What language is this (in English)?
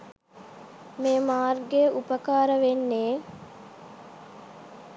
Sinhala